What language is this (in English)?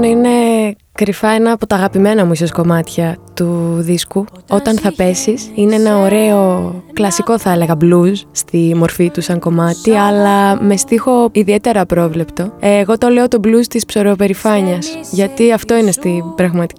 Greek